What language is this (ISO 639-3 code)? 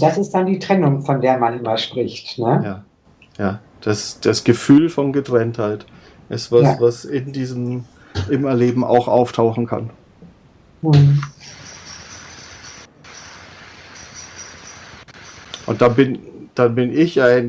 deu